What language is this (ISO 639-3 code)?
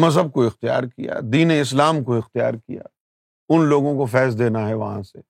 urd